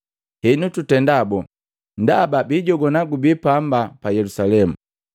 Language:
Matengo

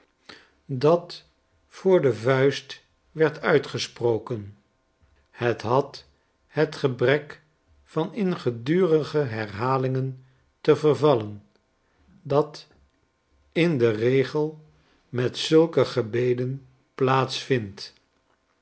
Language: Dutch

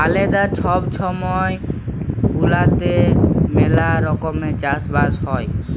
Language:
Bangla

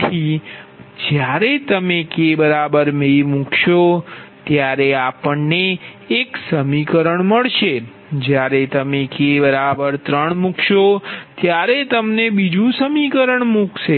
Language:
Gujarati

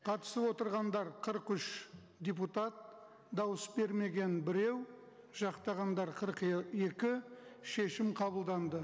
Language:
Kazakh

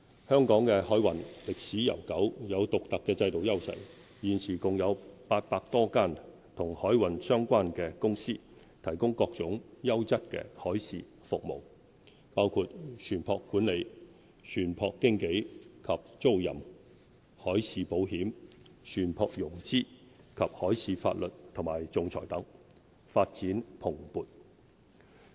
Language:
Cantonese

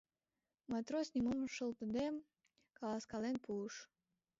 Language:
Mari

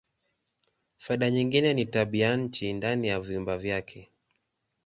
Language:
Swahili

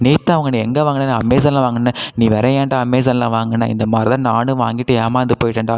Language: Tamil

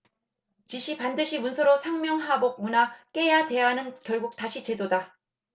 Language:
Korean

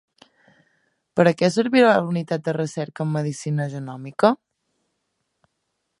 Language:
Catalan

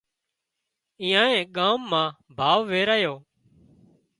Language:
Wadiyara Koli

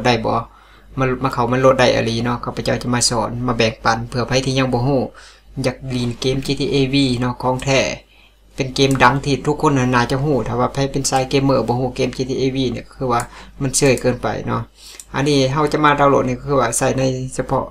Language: Thai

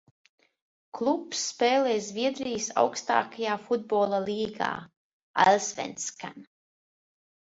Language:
Latvian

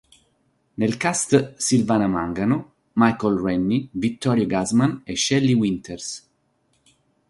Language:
Italian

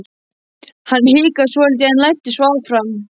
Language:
Icelandic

